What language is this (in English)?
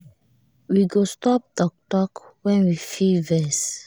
Nigerian Pidgin